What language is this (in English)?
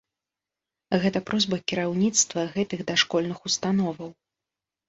Belarusian